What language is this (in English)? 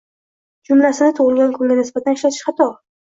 Uzbek